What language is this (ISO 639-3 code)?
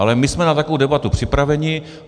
ces